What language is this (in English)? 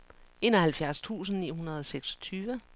Danish